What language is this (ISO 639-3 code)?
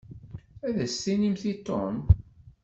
kab